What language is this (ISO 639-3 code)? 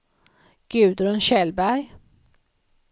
swe